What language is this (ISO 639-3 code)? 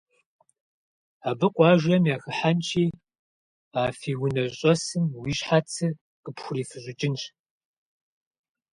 kbd